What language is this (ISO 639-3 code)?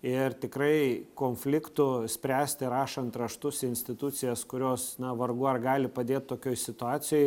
lit